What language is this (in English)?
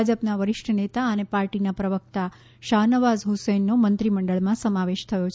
Gujarati